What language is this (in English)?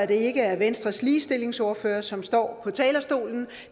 Danish